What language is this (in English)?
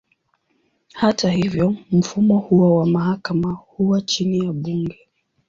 Swahili